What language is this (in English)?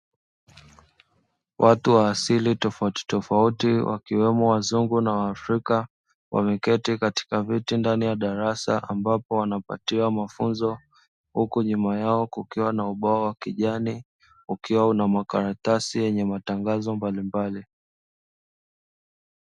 Swahili